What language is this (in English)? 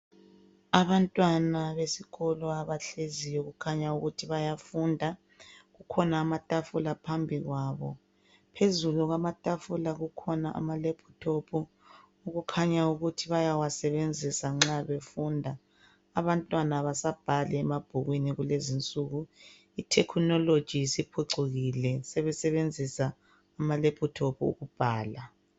North Ndebele